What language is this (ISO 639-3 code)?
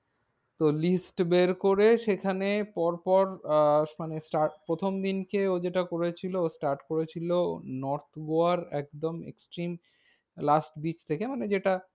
ben